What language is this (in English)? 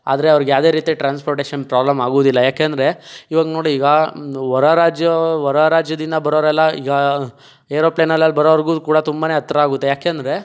Kannada